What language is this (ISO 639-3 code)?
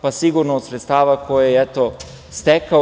srp